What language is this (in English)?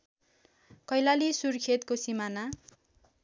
Nepali